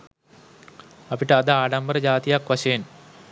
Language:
Sinhala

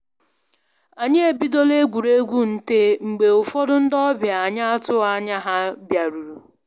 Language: Igbo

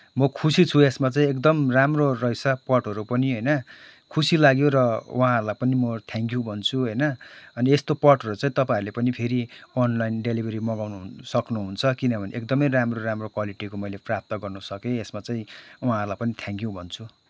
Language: Nepali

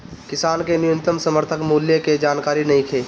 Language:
Bhojpuri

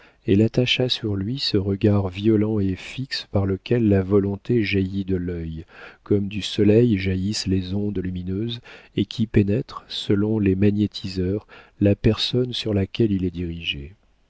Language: French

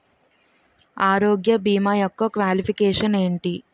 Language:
Telugu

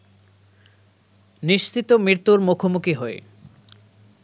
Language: Bangla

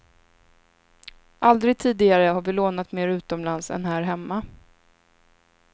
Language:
Swedish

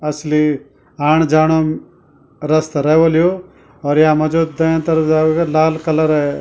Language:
Garhwali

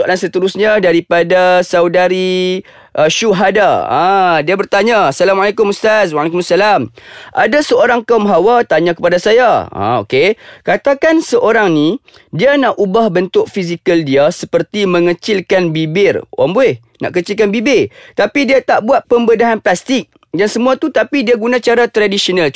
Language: Malay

